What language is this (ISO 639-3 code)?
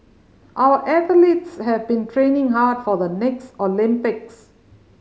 eng